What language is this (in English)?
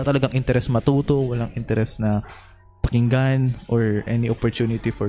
Filipino